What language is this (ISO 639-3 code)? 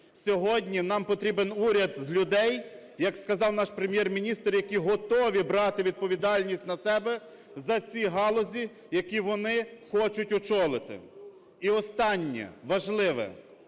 ukr